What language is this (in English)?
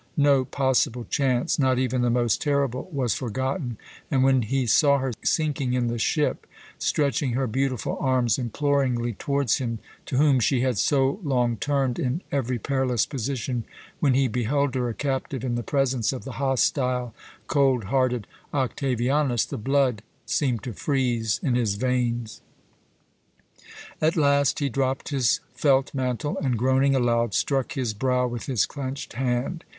English